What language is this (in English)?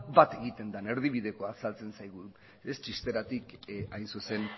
Basque